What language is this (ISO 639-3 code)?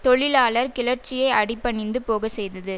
tam